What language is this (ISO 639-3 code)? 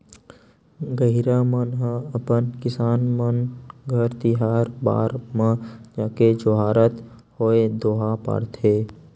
hne